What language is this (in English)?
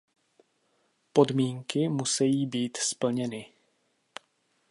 Czech